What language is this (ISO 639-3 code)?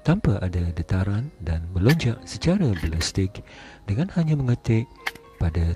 msa